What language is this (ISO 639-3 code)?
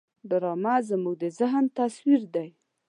pus